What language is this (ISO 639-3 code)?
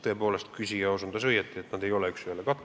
est